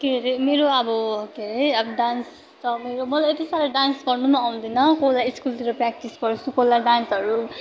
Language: Nepali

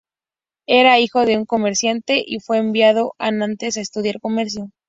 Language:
Spanish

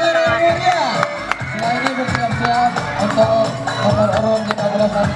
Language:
Arabic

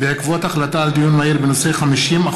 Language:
Hebrew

